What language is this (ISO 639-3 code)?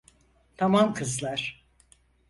tur